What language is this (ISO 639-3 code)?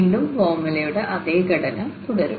mal